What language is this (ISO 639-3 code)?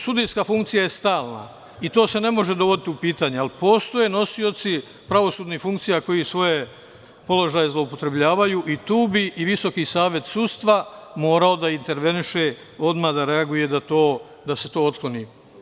srp